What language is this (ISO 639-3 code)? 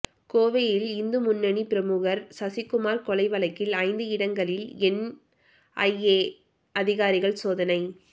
tam